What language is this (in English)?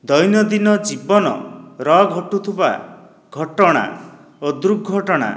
Odia